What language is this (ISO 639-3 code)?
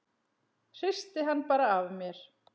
isl